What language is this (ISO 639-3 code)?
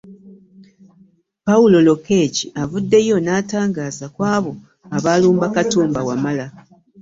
lug